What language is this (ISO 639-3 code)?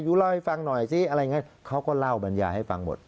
tha